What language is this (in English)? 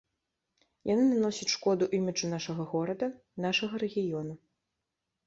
Belarusian